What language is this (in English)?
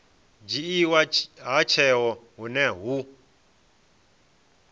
Venda